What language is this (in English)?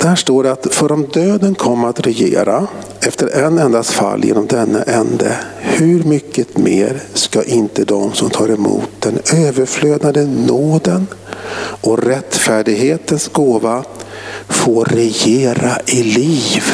Swedish